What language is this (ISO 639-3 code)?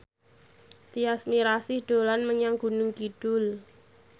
jav